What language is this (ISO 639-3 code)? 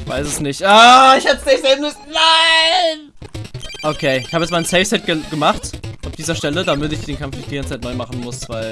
deu